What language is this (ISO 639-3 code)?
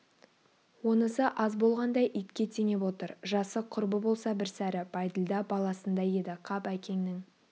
kaz